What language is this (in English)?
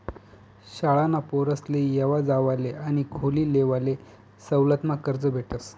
Marathi